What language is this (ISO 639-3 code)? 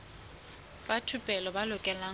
sot